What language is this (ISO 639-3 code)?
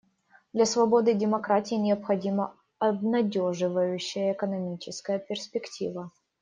rus